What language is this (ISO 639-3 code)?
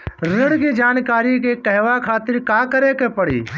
bho